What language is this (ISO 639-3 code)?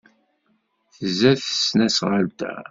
kab